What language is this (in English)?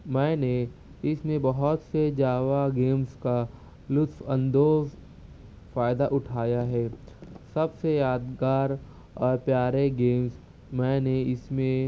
Urdu